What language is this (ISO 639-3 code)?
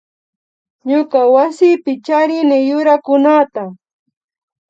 qvi